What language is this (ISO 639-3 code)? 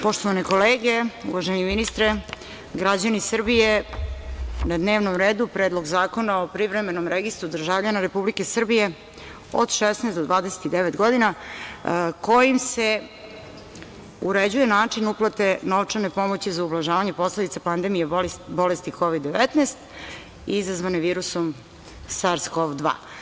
srp